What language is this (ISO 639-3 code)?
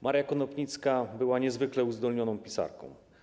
pol